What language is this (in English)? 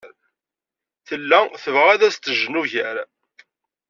Kabyle